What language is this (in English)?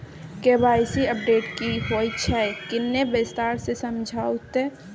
Maithili